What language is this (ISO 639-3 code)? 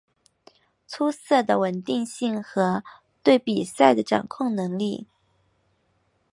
zho